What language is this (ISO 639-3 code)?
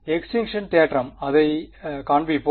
tam